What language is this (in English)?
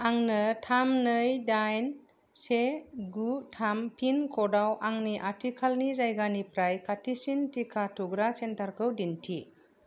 Bodo